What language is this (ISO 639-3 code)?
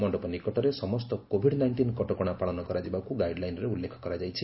ori